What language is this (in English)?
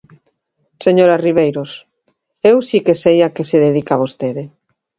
Galician